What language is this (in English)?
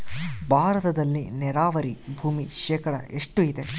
Kannada